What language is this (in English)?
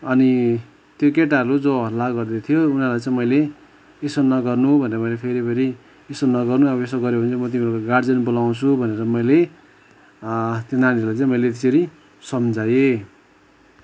Nepali